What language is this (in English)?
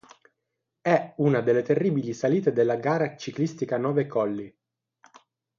Italian